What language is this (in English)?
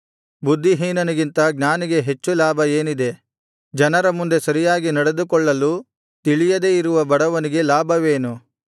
Kannada